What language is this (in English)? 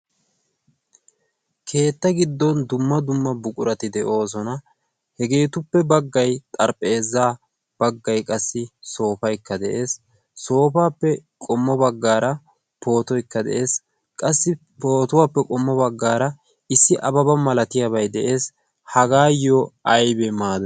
Wolaytta